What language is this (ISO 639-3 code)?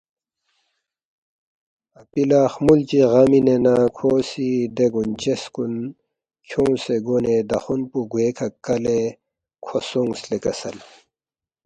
bft